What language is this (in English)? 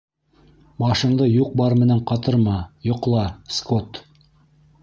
Bashkir